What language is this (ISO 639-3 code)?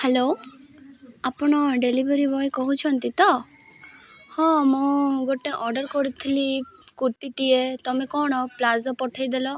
ori